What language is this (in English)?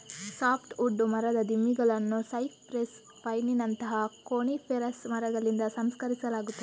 Kannada